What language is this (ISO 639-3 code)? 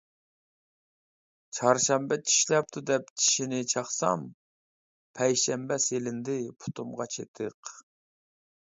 uig